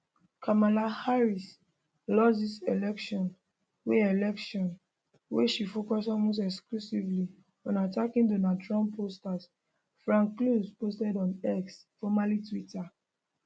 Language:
Nigerian Pidgin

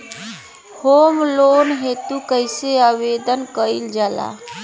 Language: Bhojpuri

